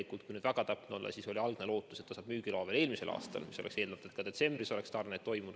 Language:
Estonian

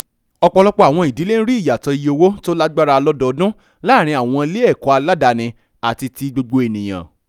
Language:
Yoruba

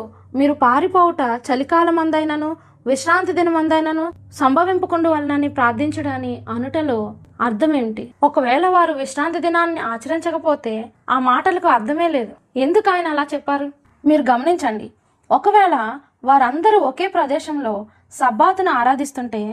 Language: Telugu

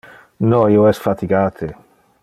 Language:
Interlingua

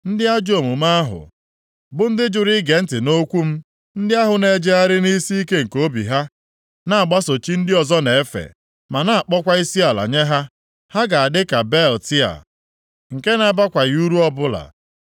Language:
Igbo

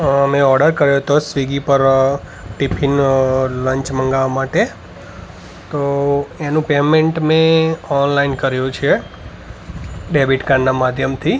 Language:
Gujarati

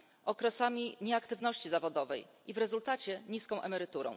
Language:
Polish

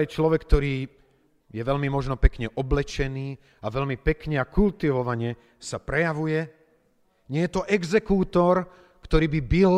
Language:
Slovak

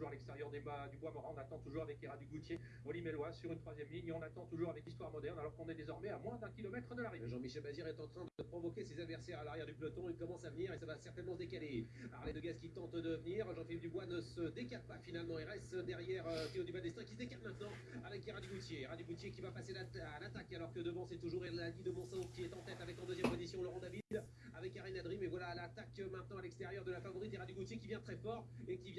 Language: French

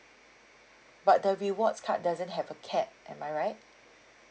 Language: English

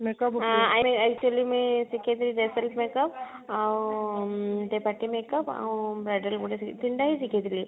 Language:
Odia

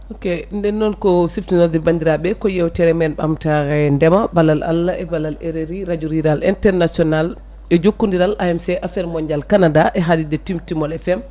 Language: Fula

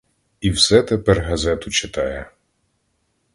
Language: Ukrainian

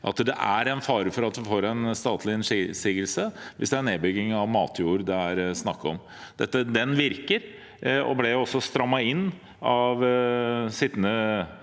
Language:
Norwegian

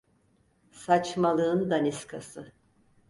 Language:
Turkish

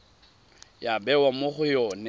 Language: Tswana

